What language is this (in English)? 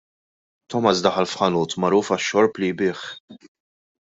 Maltese